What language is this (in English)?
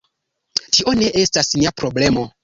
Esperanto